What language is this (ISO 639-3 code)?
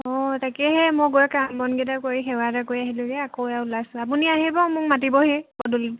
asm